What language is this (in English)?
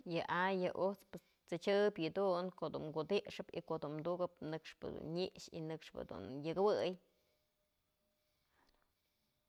Mazatlán Mixe